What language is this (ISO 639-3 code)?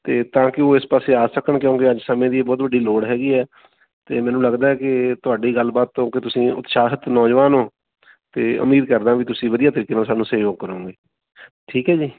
pan